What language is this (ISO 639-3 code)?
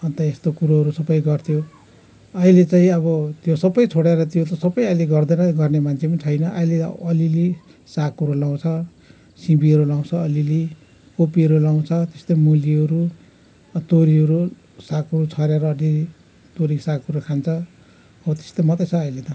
nep